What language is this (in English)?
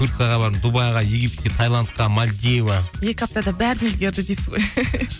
Kazakh